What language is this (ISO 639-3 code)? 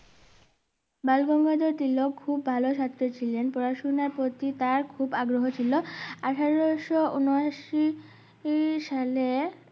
ben